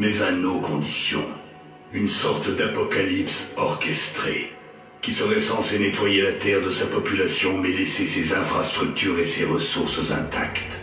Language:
French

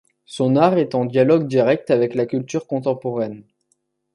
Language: French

